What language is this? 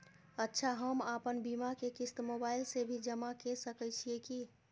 Maithili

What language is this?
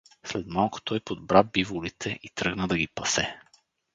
Bulgarian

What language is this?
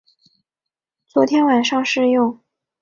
Chinese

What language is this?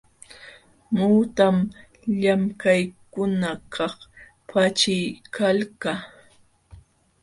Jauja Wanca Quechua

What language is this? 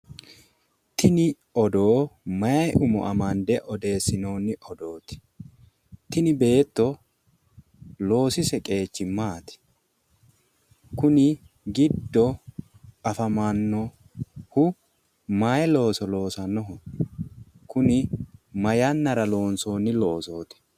Sidamo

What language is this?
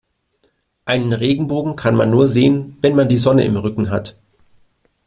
German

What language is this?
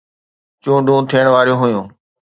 Sindhi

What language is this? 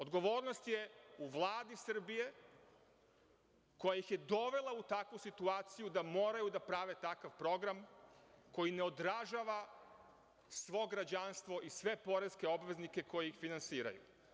Serbian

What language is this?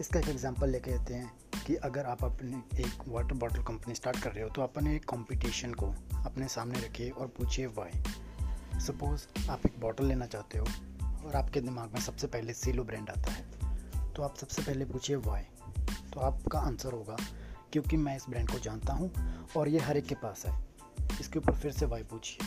Hindi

